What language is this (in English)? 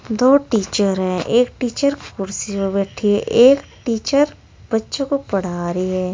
Hindi